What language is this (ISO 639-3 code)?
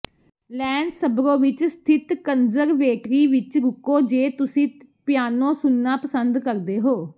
pan